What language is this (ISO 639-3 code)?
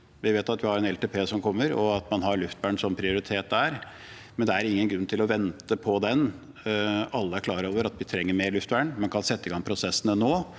nor